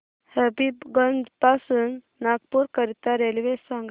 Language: Marathi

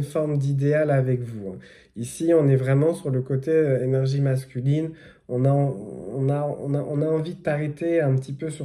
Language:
French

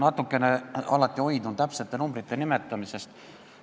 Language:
Estonian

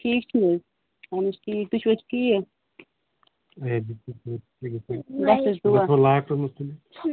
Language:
Kashmiri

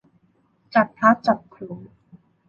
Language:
Thai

